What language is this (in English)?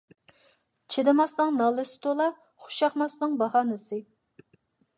Uyghur